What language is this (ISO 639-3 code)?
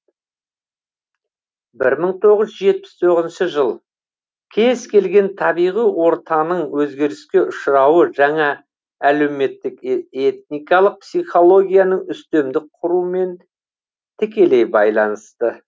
kaz